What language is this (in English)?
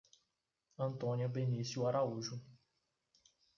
Portuguese